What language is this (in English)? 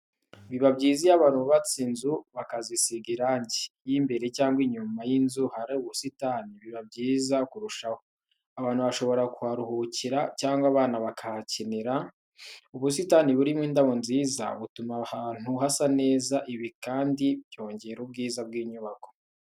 Kinyarwanda